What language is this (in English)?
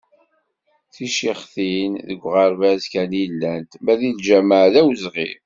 Kabyle